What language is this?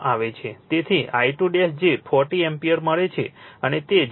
Gujarati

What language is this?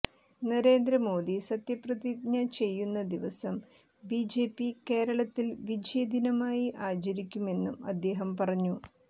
Malayalam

